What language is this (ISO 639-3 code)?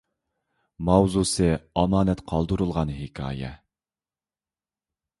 uig